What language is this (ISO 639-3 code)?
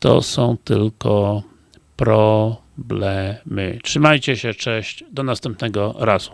pol